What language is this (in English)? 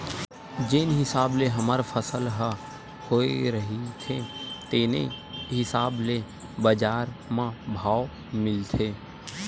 Chhattisgarhi